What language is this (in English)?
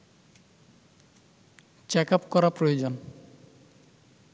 Bangla